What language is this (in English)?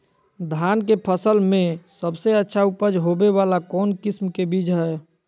Magahi